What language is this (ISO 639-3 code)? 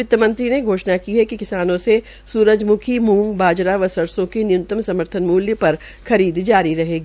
hin